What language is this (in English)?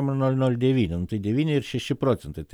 Lithuanian